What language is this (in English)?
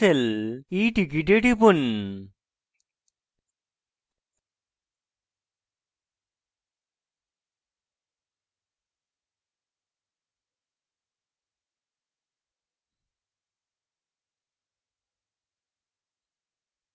Bangla